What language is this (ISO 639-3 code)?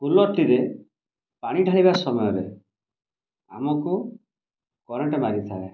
ori